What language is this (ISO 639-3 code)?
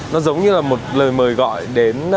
vie